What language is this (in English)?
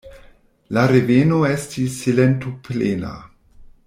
Esperanto